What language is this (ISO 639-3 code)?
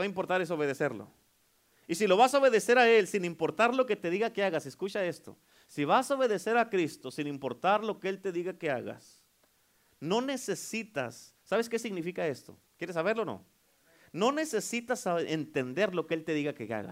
spa